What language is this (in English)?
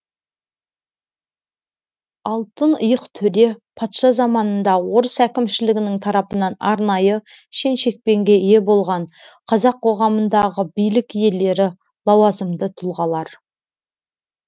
Kazakh